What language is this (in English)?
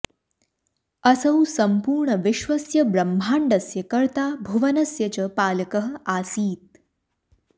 Sanskrit